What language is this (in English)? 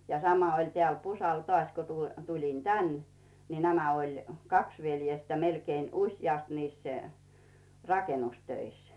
Finnish